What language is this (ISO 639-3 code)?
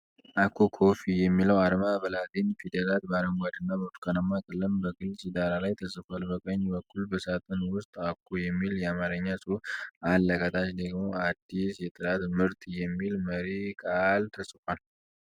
amh